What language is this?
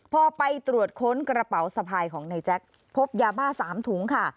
Thai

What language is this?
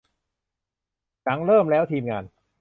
Thai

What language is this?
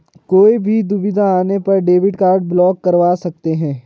Hindi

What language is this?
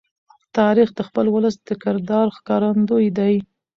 Pashto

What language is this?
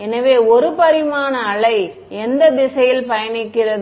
Tamil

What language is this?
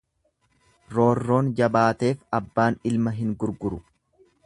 Oromo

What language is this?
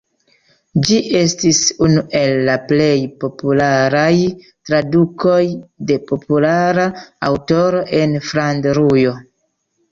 Esperanto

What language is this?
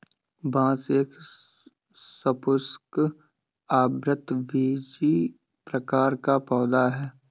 Hindi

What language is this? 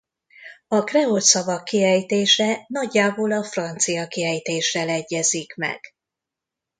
Hungarian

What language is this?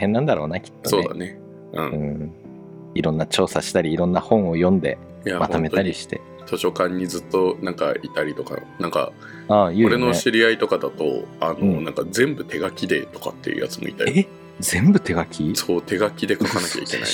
Japanese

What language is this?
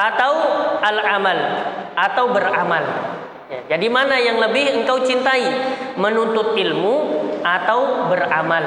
Indonesian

